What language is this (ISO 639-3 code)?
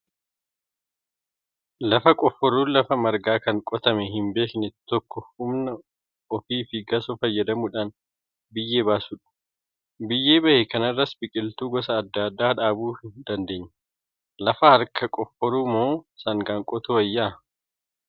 orm